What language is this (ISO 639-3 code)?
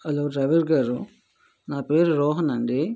tel